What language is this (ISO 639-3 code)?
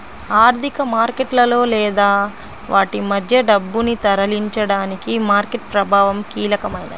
tel